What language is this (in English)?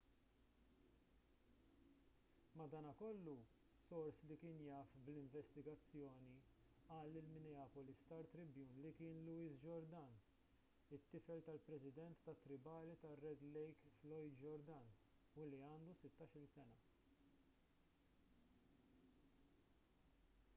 Maltese